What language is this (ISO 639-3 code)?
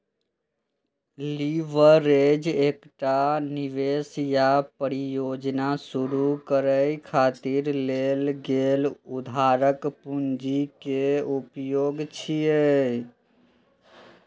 mai